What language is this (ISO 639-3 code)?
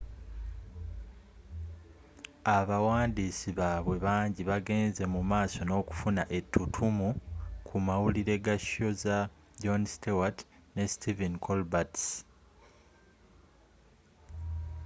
lug